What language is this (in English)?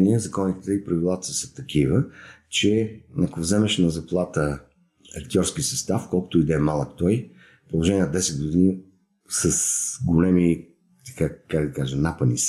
Bulgarian